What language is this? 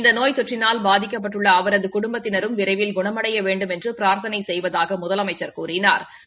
Tamil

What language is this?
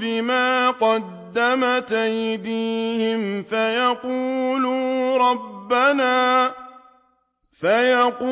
Arabic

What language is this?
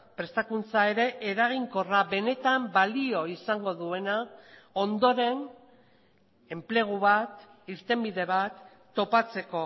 Basque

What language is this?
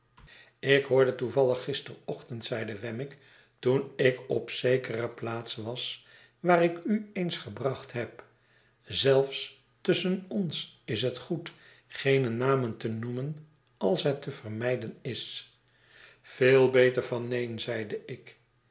Dutch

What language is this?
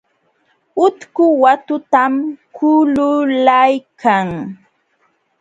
Jauja Wanca Quechua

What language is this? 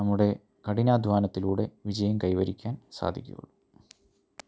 Malayalam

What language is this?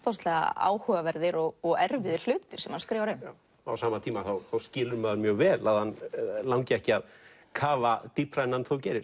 Icelandic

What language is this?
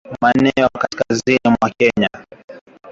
Swahili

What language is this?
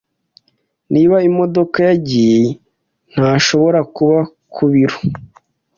Kinyarwanda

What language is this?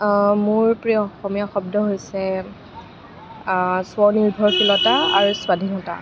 Assamese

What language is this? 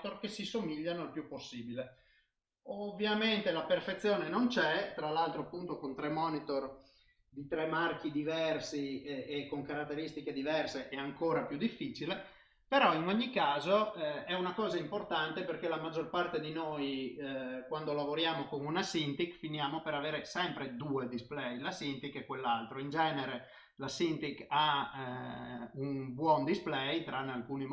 Italian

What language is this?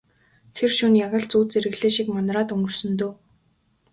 Mongolian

